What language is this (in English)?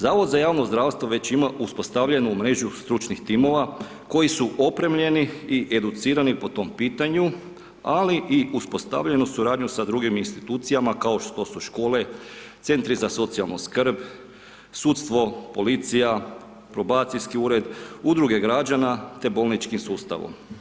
Croatian